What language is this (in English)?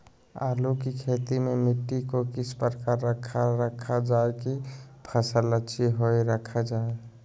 Magahi